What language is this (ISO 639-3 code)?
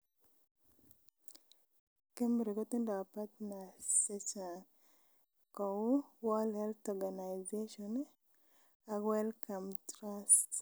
kln